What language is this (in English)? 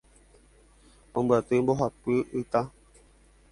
Guarani